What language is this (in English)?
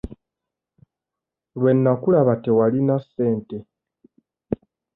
Ganda